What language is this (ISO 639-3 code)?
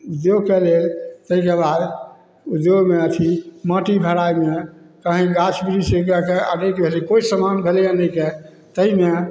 mai